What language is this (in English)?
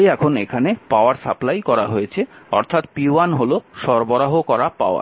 Bangla